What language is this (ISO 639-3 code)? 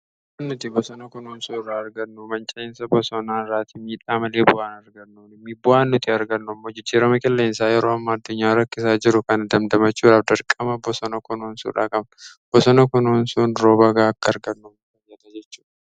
orm